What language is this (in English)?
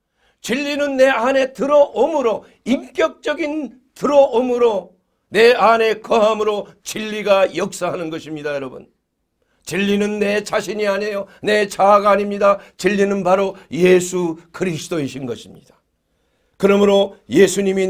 Korean